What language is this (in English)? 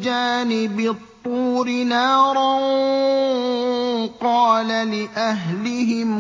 Arabic